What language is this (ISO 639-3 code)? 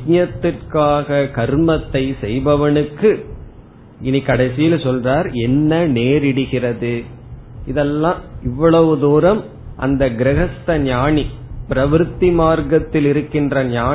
tam